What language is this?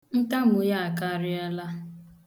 Igbo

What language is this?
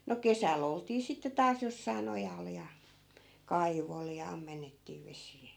Finnish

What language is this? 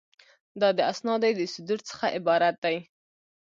Pashto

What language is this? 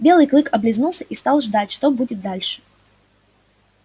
Russian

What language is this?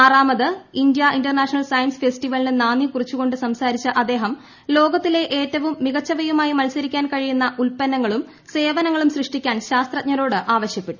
Malayalam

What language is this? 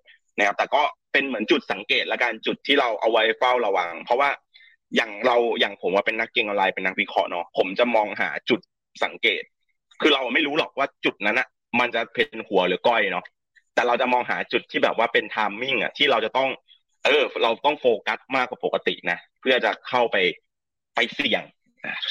Thai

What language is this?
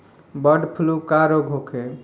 Bhojpuri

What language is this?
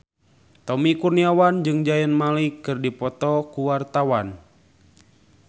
Sundanese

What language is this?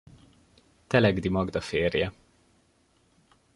Hungarian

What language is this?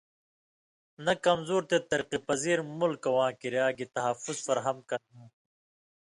Indus Kohistani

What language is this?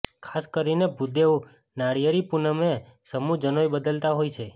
Gujarati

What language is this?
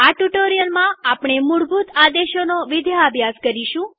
Gujarati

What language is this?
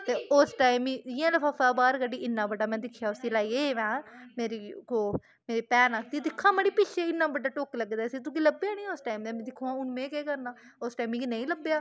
Dogri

